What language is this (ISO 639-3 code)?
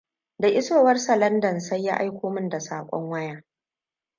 hau